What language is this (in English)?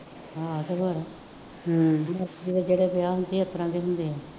Punjabi